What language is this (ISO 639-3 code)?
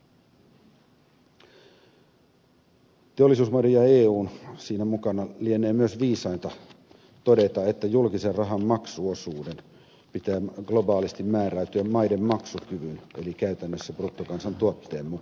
fin